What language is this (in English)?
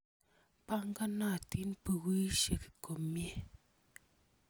Kalenjin